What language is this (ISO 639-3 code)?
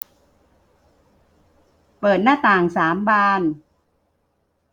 tha